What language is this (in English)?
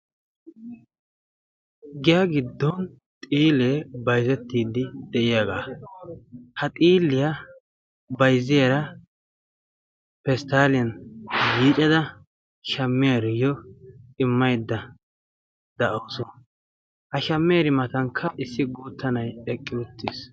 Wolaytta